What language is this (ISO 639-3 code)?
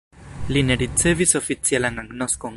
epo